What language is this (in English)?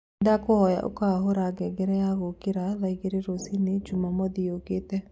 Kikuyu